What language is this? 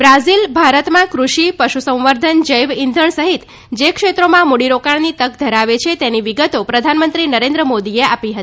Gujarati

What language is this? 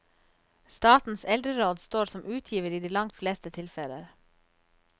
Norwegian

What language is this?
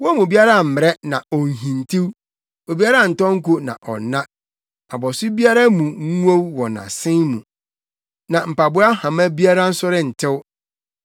Akan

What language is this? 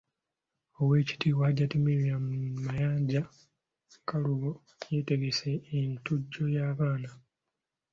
Ganda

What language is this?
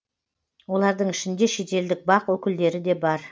Kazakh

